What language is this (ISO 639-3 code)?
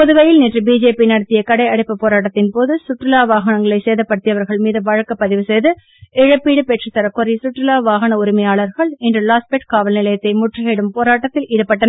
tam